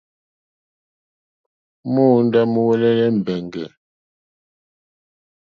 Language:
Mokpwe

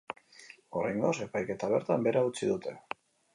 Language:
Basque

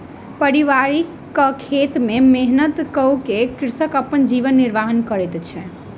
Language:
Maithili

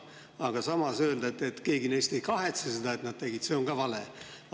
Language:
Estonian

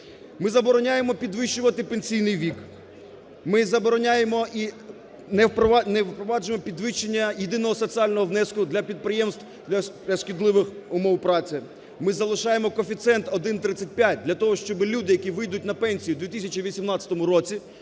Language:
Ukrainian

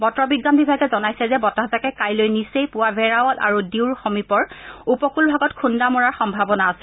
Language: Assamese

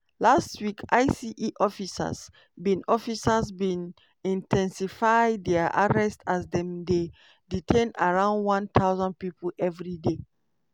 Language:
Nigerian Pidgin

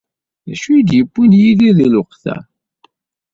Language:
Kabyle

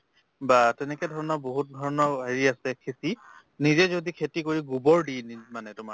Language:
Assamese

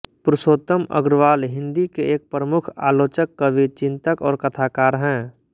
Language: Hindi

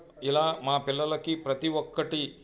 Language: Telugu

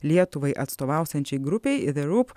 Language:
Lithuanian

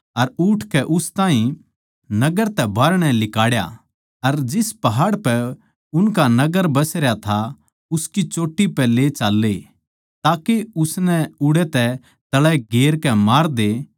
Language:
Haryanvi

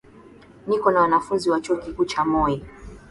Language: Swahili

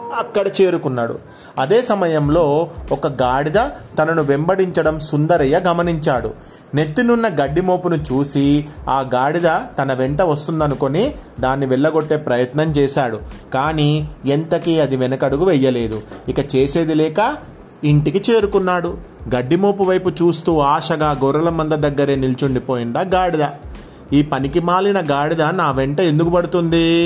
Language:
Telugu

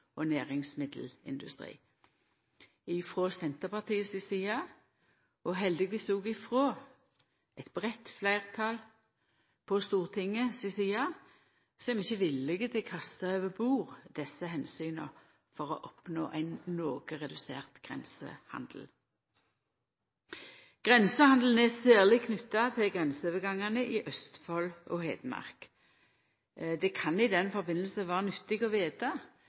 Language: Norwegian Nynorsk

